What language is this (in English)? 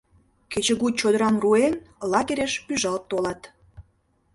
Mari